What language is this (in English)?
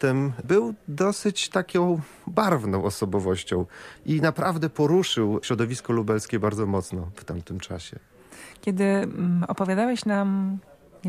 Polish